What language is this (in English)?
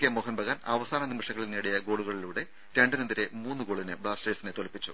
Malayalam